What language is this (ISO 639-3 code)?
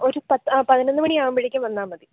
mal